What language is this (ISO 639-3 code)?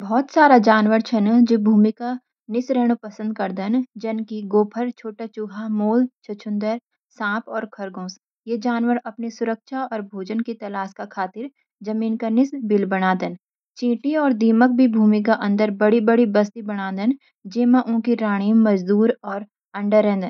gbm